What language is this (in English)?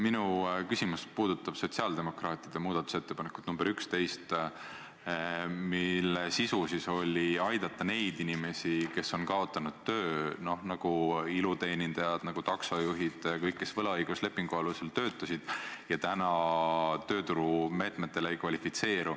Estonian